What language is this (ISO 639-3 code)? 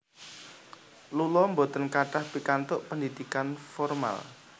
jav